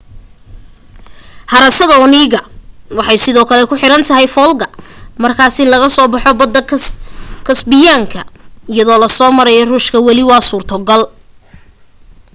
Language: Somali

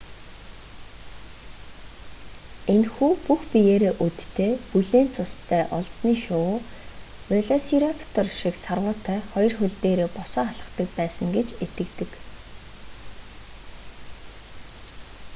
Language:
Mongolian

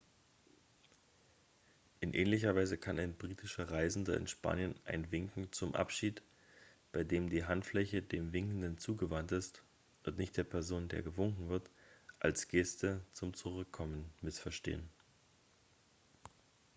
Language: German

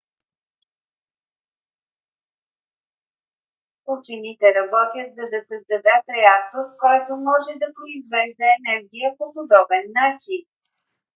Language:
Bulgarian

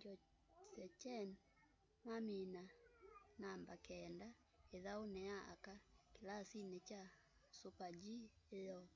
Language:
Kamba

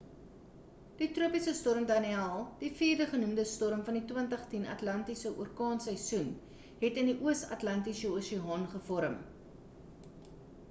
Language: Afrikaans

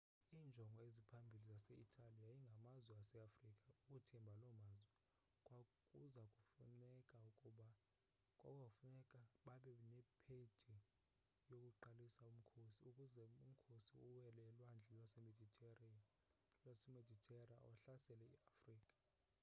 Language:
Xhosa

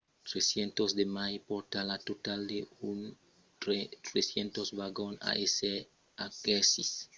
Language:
Occitan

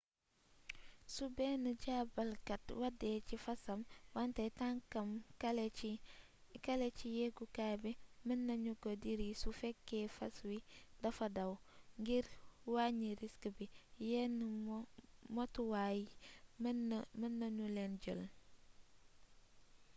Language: Wolof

